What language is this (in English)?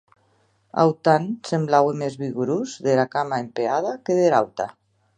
Occitan